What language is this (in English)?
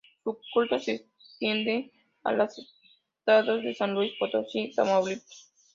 Spanish